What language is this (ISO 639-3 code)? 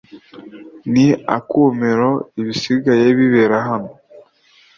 kin